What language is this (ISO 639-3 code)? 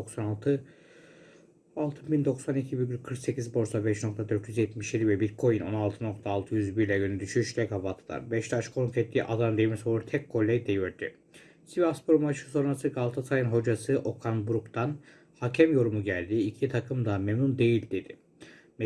tur